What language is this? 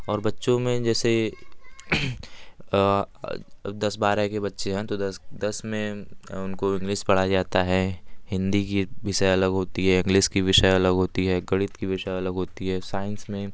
Hindi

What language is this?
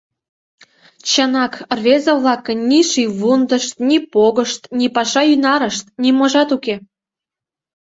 Mari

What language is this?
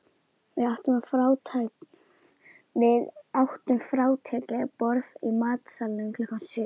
Icelandic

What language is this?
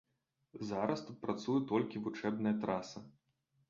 Belarusian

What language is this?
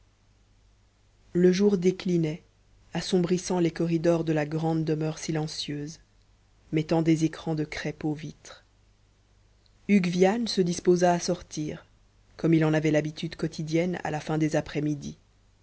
French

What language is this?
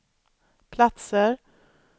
Swedish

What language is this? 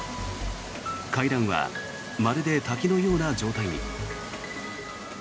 Japanese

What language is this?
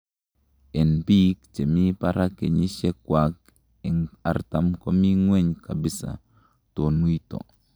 Kalenjin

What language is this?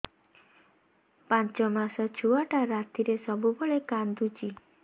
Odia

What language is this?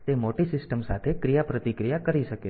Gujarati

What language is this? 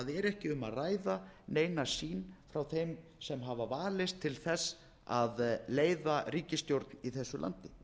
Icelandic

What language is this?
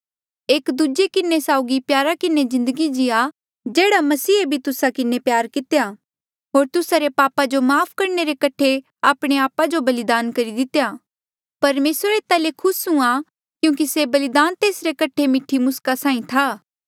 Mandeali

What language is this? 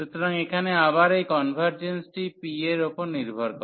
Bangla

